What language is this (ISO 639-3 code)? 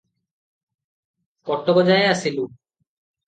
ori